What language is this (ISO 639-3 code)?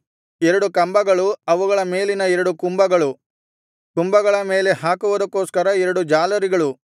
kan